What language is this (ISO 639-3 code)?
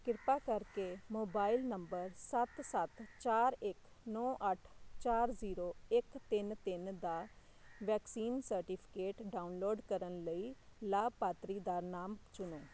pan